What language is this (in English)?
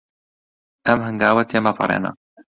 Central Kurdish